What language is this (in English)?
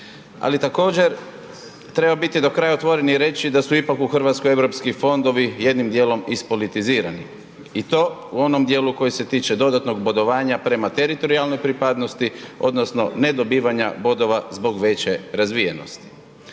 Croatian